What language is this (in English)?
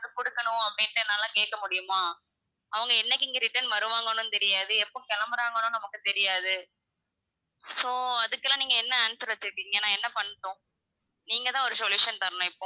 Tamil